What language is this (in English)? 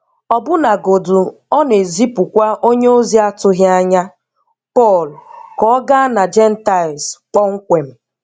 Igbo